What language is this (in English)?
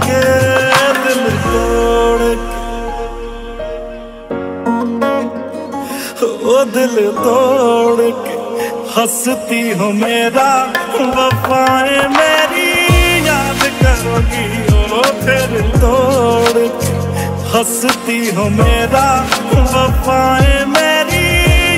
Hindi